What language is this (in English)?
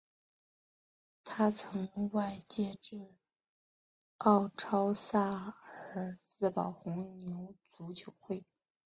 Chinese